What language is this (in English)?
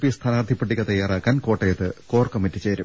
Malayalam